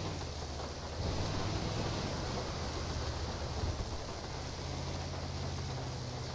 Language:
Dutch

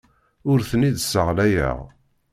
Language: Kabyle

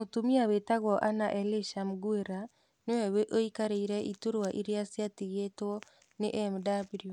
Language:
Kikuyu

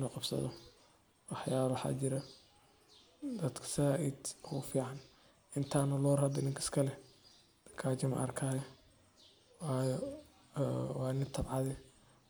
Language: Somali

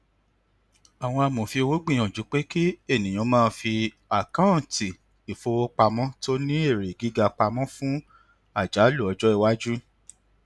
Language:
Yoruba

